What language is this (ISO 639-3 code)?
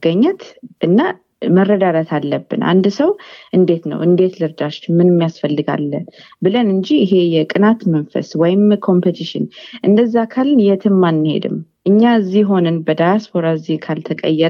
amh